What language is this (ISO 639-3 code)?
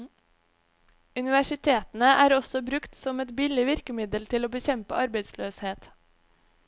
nor